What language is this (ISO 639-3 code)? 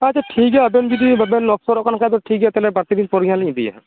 sat